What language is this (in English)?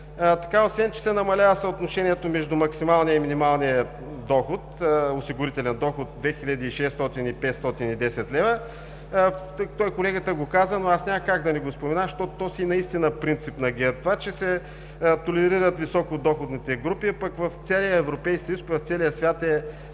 Bulgarian